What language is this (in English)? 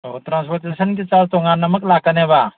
Manipuri